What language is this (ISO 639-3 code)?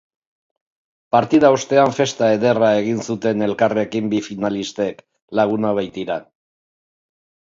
eus